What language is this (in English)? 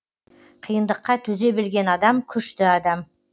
Kazakh